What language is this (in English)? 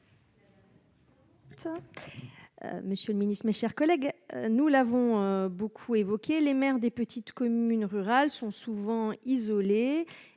French